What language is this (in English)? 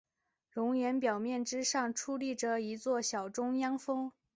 Chinese